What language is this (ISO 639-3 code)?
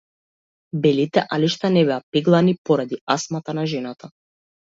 mkd